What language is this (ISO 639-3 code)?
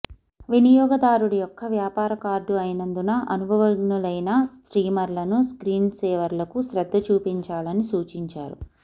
tel